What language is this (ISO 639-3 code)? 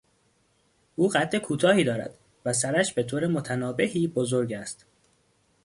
fas